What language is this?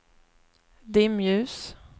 Swedish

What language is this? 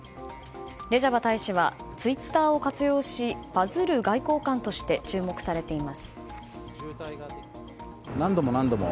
Japanese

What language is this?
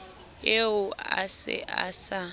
Southern Sotho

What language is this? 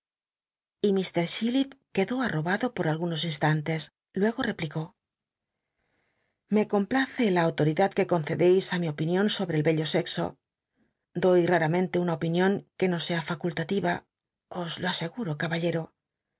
Spanish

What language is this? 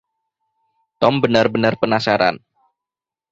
Indonesian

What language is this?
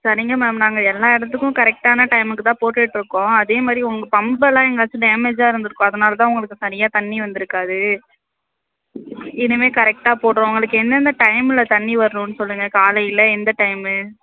Tamil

